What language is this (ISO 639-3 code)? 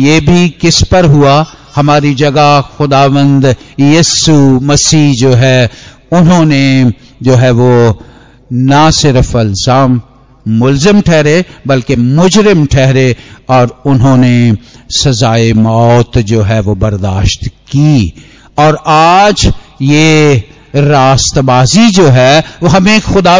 hin